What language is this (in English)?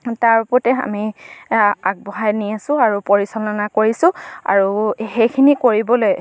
Assamese